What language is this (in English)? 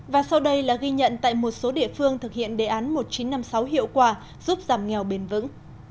Vietnamese